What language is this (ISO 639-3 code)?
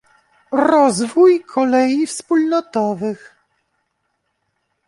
pol